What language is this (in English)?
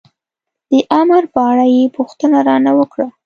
Pashto